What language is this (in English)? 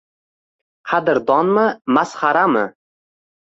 Uzbek